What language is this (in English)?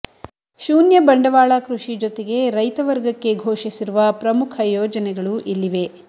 Kannada